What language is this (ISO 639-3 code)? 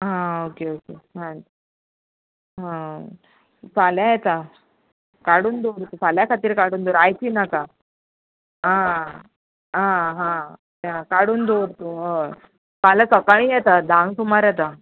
kok